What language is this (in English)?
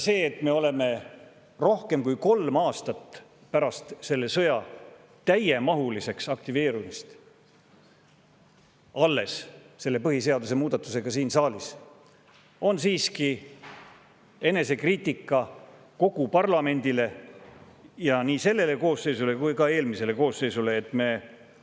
Estonian